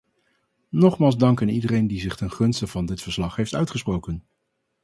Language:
Dutch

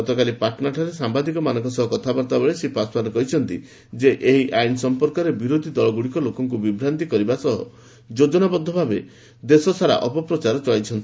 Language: Odia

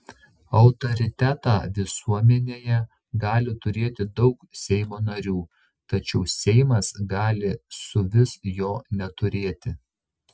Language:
Lithuanian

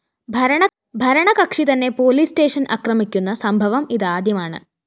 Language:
Malayalam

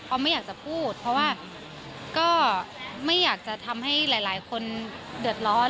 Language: Thai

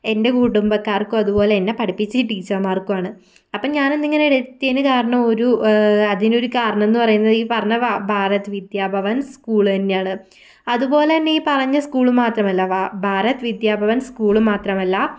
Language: Malayalam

